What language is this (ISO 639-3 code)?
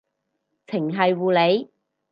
yue